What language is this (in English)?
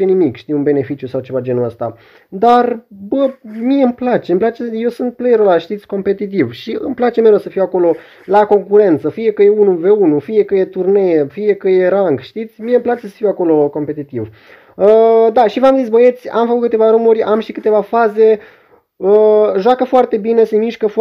Romanian